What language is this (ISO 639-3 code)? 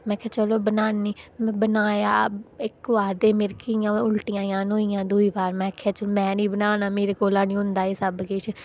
doi